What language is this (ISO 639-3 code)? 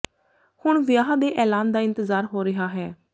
pan